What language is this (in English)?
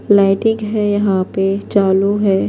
Urdu